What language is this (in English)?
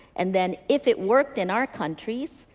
English